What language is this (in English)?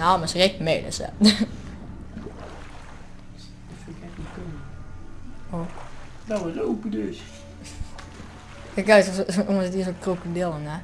Dutch